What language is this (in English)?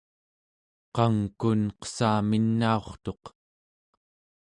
Central Yupik